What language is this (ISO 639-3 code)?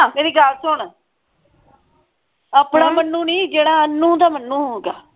pan